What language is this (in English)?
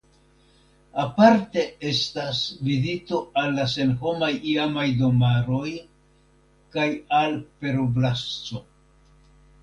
Esperanto